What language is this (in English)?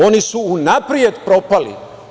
Serbian